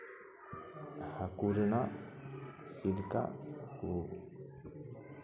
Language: Santali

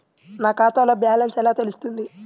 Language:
Telugu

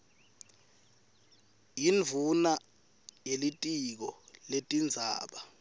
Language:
Swati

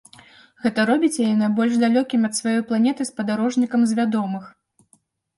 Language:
Belarusian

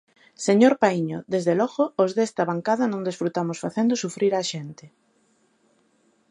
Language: Galician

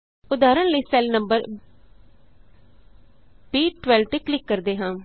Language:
Punjabi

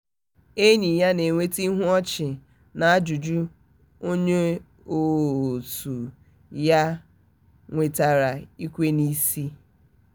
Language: Igbo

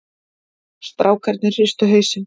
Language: Icelandic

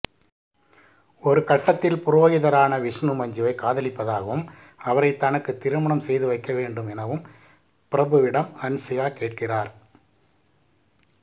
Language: Tamil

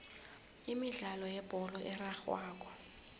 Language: South Ndebele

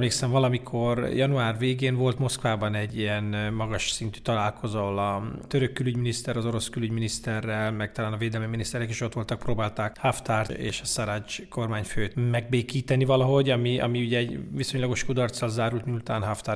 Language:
Hungarian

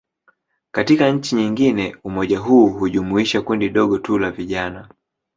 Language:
Swahili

